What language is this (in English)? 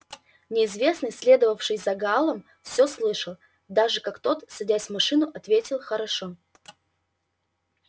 Russian